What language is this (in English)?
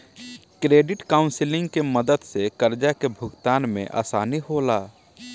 Bhojpuri